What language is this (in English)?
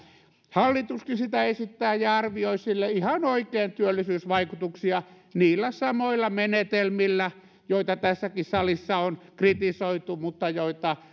Finnish